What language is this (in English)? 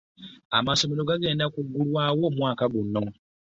Ganda